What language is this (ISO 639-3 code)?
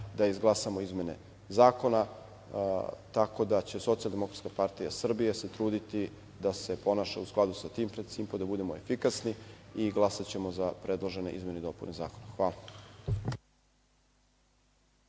srp